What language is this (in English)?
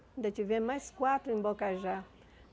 Portuguese